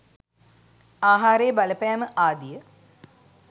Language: Sinhala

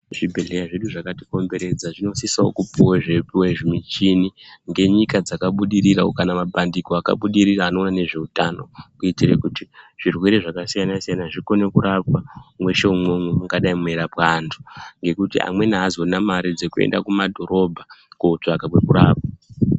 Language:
Ndau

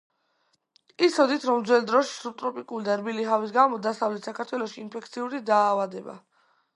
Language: Georgian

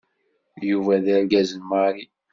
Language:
Kabyle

